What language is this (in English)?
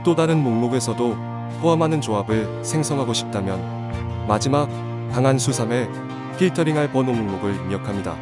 Korean